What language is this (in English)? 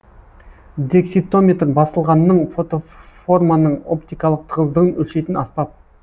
Kazakh